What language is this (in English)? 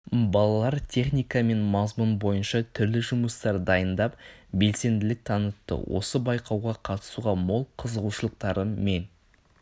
Kazakh